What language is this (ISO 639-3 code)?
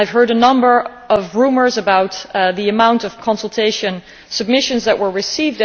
eng